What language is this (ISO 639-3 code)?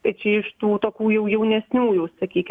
lit